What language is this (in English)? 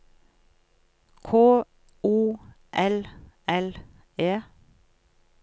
Norwegian